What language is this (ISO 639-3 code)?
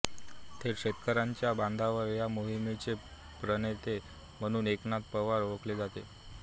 mar